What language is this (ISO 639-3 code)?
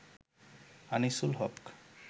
ben